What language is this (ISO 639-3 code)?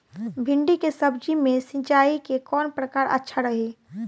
bho